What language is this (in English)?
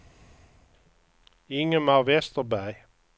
Swedish